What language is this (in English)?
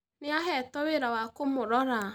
Kikuyu